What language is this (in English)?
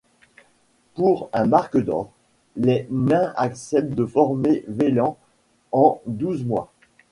French